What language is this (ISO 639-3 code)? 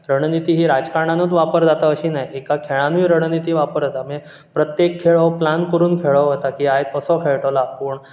kok